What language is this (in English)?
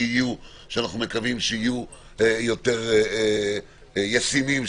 Hebrew